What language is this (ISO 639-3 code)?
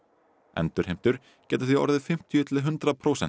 isl